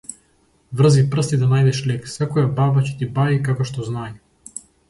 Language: Macedonian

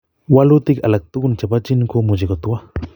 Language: Kalenjin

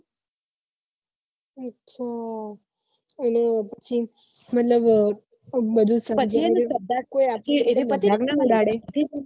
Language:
Gujarati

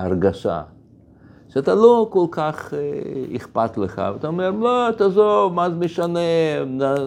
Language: Hebrew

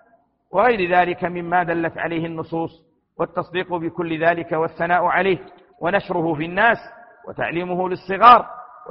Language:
Arabic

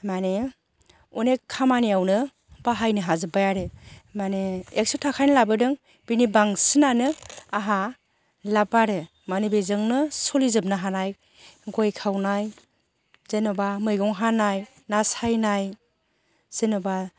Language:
Bodo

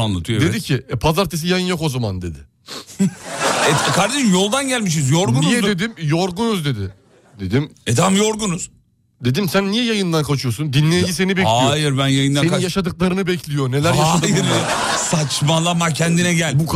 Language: Turkish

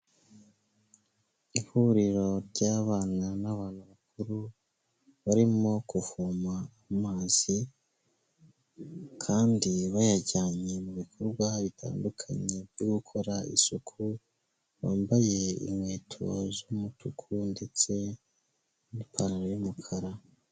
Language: Kinyarwanda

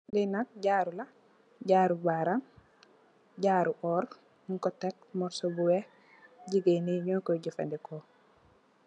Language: Wolof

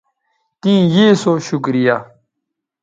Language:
Bateri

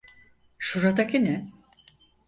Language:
Turkish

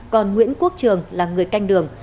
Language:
Vietnamese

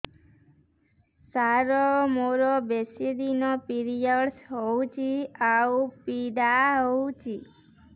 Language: Odia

